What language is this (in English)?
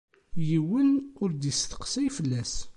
Kabyle